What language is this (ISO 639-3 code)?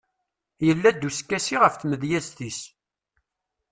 kab